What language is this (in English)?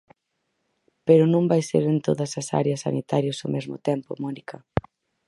Galician